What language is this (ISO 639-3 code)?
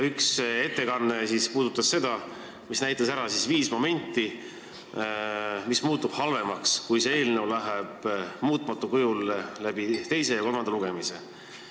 est